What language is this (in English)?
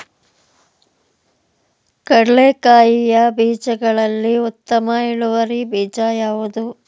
Kannada